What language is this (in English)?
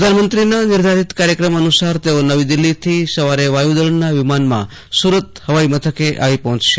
Gujarati